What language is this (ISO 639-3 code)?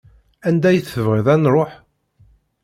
kab